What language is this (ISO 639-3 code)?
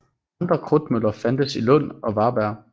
dan